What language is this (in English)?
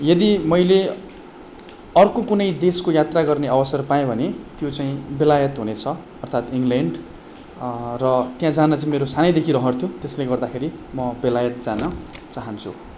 Nepali